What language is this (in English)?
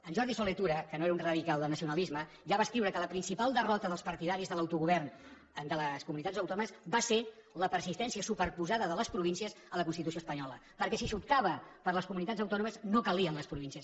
Catalan